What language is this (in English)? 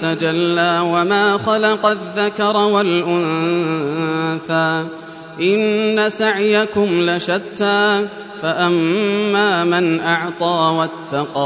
Arabic